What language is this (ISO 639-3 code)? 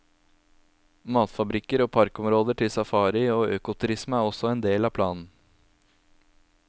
nor